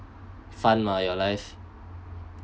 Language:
English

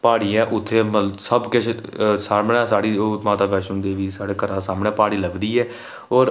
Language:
Dogri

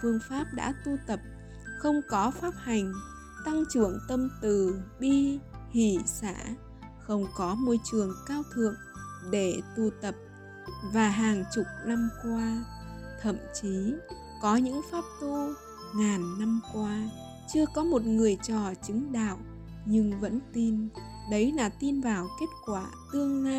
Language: Vietnamese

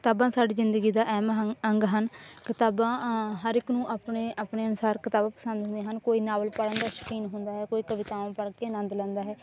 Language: Punjabi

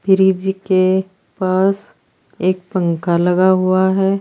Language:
Hindi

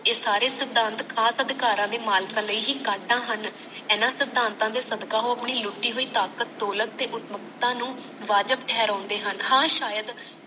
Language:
Punjabi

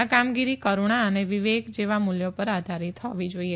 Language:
Gujarati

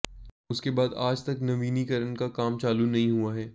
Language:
Hindi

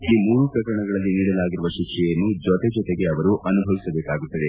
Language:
Kannada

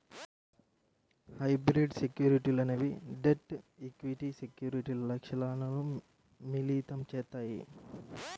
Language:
Telugu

